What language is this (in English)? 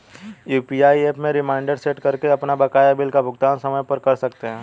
Hindi